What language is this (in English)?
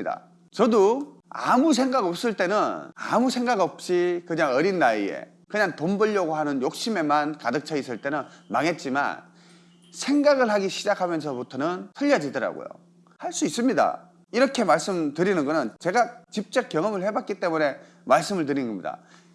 Korean